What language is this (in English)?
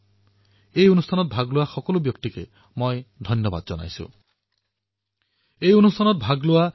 Assamese